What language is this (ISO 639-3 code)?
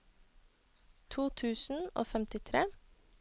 nor